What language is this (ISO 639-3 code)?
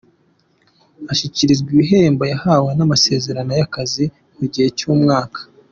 kin